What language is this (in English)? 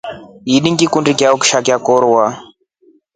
Rombo